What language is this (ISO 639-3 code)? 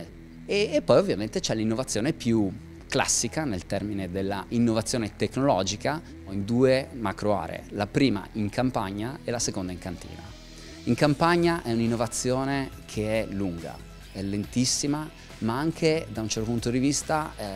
ita